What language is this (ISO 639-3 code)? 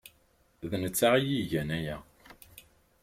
kab